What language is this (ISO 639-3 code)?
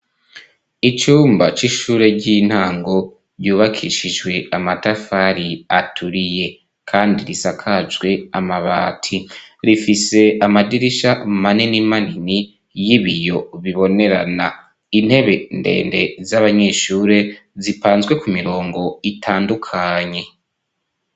run